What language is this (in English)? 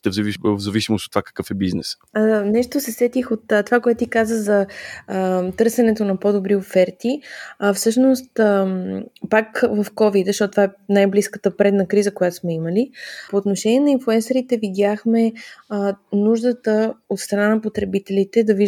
Bulgarian